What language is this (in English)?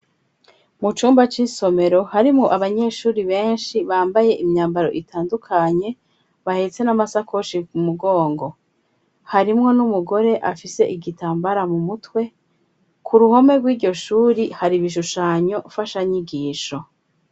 Rundi